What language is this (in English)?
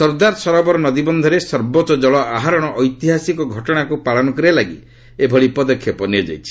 Odia